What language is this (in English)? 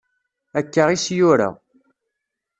Kabyle